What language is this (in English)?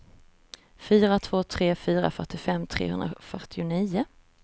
Swedish